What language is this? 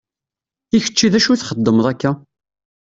Kabyle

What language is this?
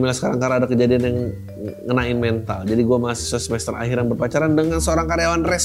Indonesian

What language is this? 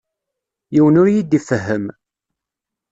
Kabyle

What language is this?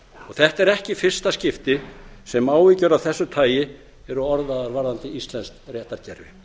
Icelandic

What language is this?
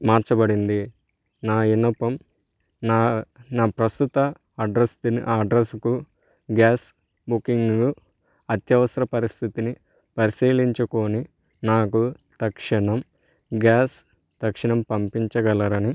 Telugu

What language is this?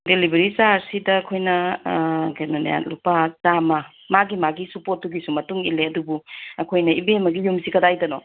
Manipuri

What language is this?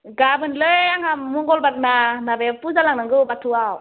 Bodo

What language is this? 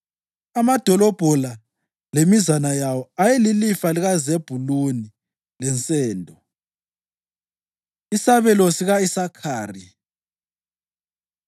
North Ndebele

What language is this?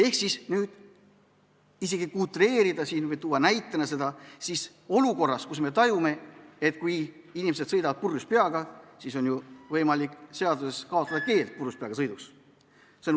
Estonian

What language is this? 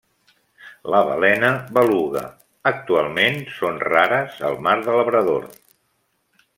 Catalan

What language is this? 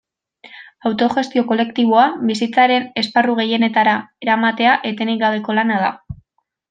Basque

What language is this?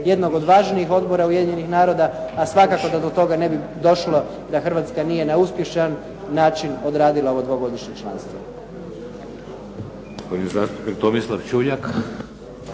Croatian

